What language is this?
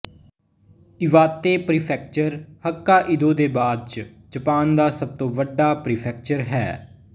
Punjabi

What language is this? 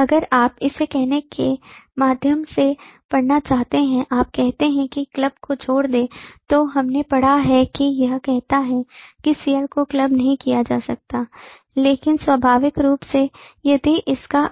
Hindi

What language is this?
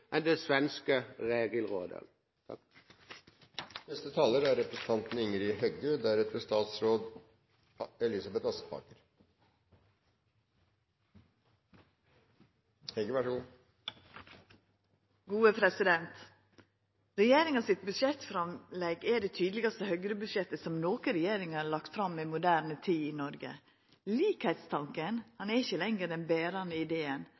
Norwegian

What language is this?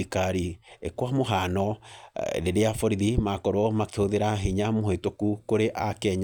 Kikuyu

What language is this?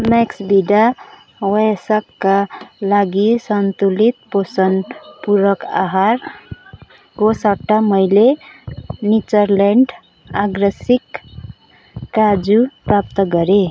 Nepali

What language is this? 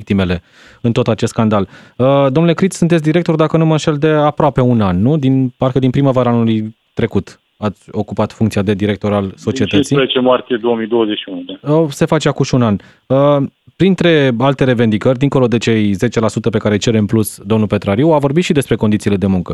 Romanian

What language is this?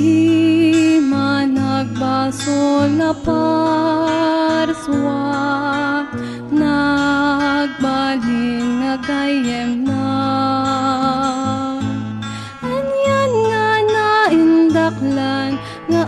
Filipino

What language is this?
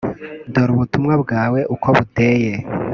Kinyarwanda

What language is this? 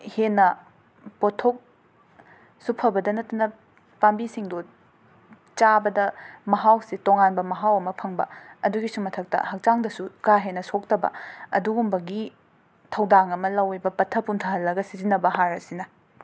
Manipuri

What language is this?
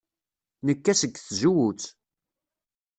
Kabyle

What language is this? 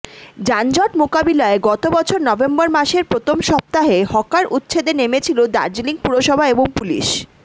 Bangla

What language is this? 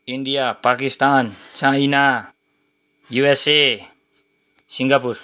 Nepali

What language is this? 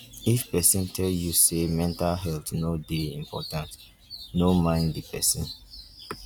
Nigerian Pidgin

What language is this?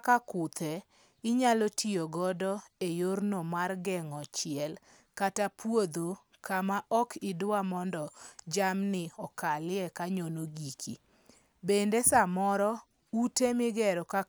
Luo (Kenya and Tanzania)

